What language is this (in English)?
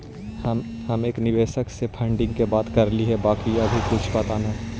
Magahi